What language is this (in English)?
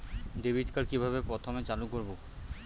Bangla